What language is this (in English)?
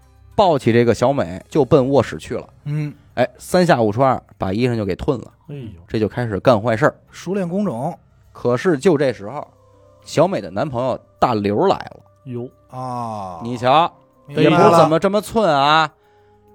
Chinese